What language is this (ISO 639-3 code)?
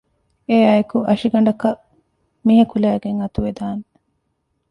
div